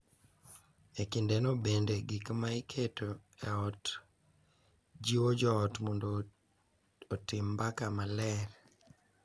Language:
Luo (Kenya and Tanzania)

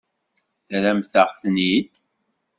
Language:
Kabyle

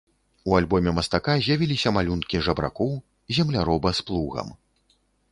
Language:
Belarusian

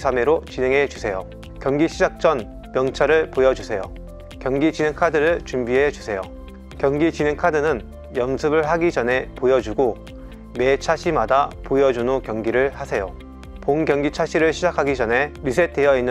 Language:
Korean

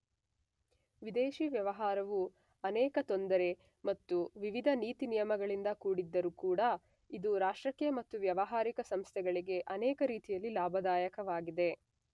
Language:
Kannada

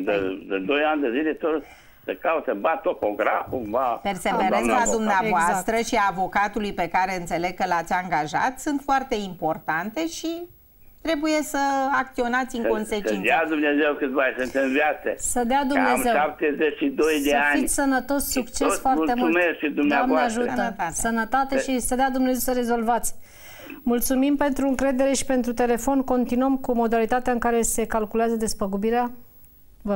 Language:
Romanian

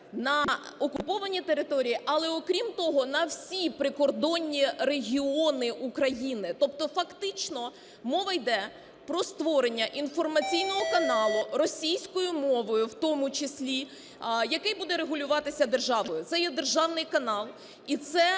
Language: Ukrainian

